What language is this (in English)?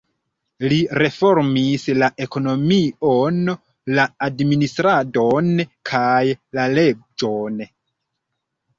Esperanto